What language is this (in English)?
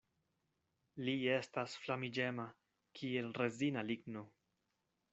Esperanto